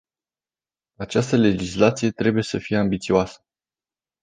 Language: Romanian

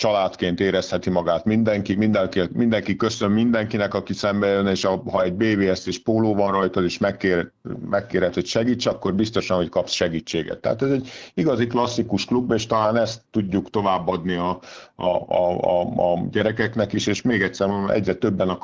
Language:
Hungarian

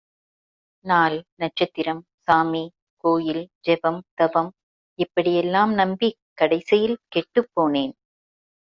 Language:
Tamil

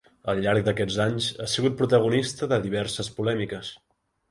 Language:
Catalan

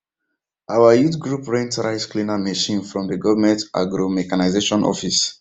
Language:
Nigerian Pidgin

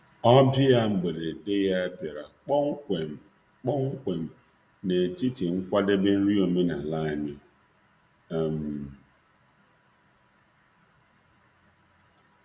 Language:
Igbo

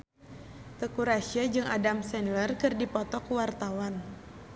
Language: Sundanese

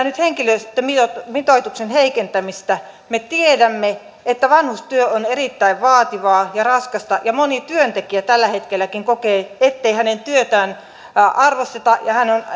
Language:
Finnish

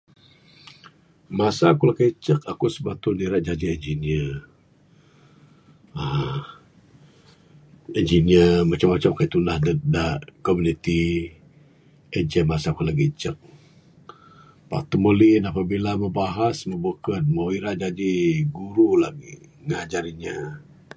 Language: Bukar-Sadung Bidayuh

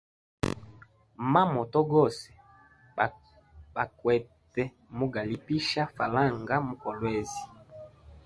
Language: Hemba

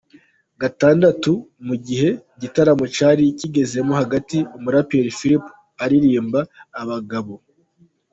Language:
Kinyarwanda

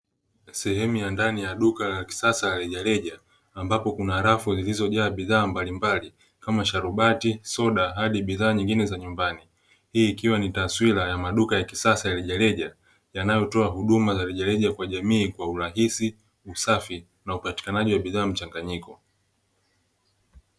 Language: Swahili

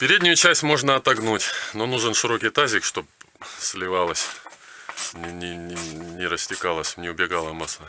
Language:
Russian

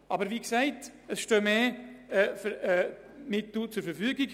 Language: Swiss German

